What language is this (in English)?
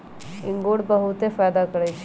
Magahi